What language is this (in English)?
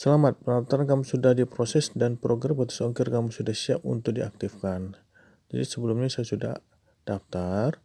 Indonesian